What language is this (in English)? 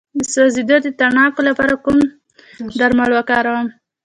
Pashto